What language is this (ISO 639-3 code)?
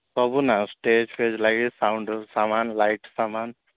ori